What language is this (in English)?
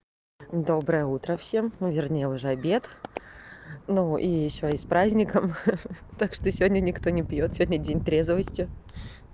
Russian